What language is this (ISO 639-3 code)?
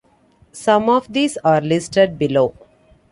eng